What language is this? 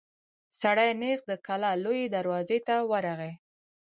Pashto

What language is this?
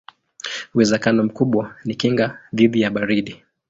Swahili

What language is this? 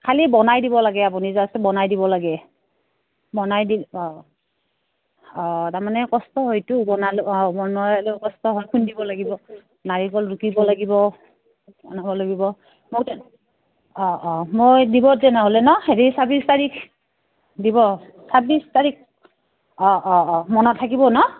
Assamese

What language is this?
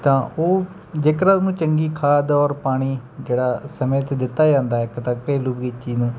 Punjabi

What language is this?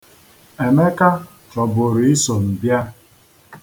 Igbo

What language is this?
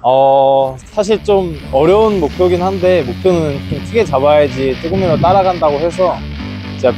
Korean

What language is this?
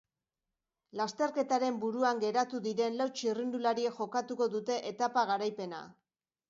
Basque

